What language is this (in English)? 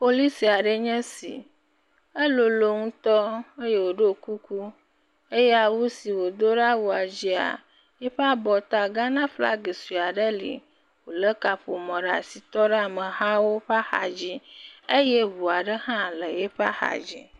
Ewe